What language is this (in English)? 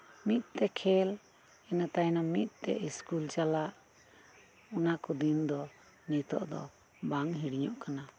Santali